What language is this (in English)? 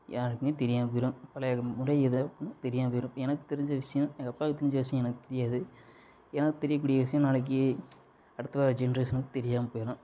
Tamil